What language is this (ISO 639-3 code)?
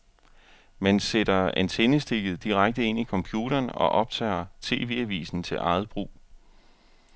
dan